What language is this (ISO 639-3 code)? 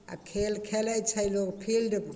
mai